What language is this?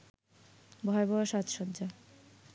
Bangla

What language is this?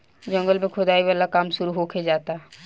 Bhojpuri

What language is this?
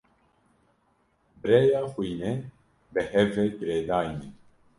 Kurdish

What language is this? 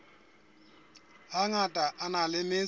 Southern Sotho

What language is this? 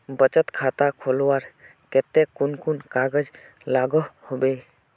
Magahi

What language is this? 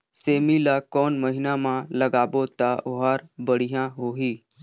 Chhattisgarhi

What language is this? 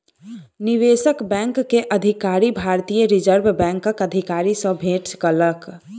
Maithili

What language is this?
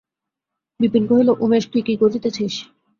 Bangla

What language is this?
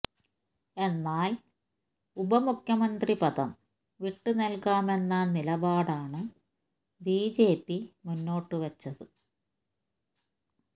Malayalam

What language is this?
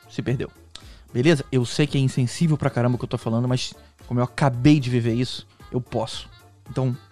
Portuguese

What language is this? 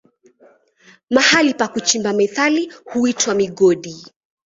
Swahili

